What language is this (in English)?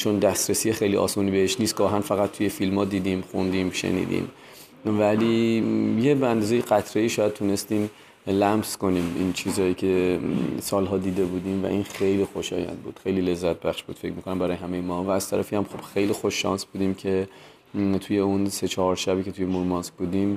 Persian